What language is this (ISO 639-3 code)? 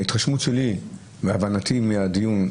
heb